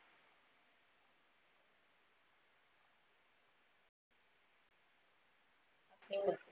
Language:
Marathi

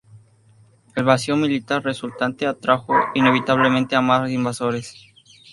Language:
Spanish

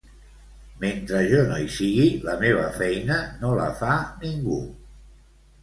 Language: Catalan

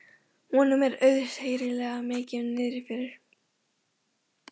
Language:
Icelandic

